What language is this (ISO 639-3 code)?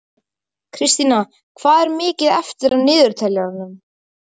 isl